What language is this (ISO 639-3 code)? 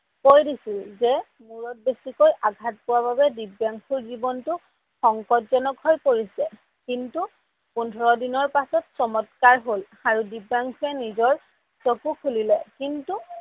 asm